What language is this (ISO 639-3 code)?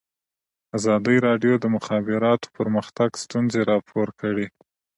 pus